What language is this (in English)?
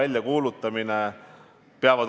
Estonian